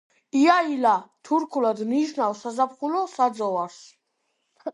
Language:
Georgian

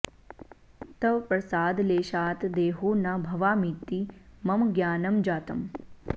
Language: Sanskrit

